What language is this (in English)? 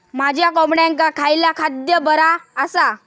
Marathi